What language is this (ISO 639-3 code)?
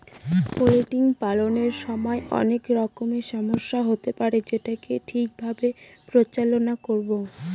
ben